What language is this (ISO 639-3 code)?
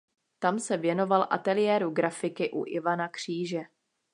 ces